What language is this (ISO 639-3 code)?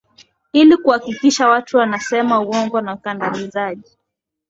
swa